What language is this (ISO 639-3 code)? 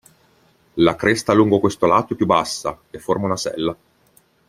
ita